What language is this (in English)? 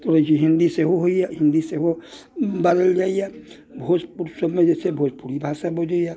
Maithili